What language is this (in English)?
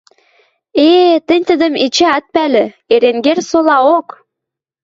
Western Mari